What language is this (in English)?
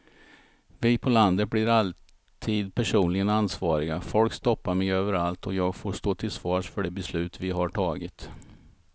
Swedish